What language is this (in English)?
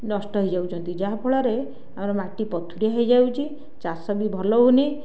Odia